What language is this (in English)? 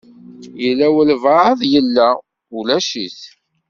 Kabyle